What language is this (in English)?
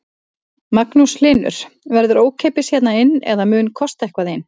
Icelandic